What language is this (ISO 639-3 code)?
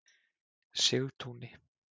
isl